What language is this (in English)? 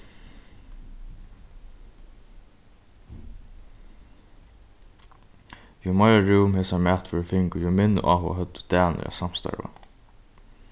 Faroese